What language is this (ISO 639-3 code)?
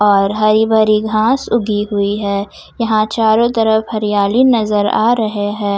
hin